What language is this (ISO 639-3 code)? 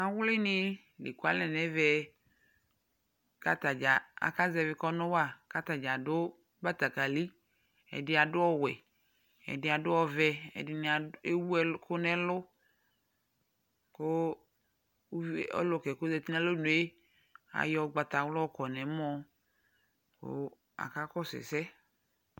kpo